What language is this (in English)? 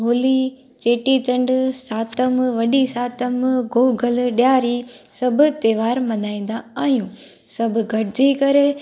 Sindhi